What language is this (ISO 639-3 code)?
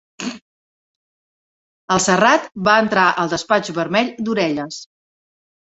cat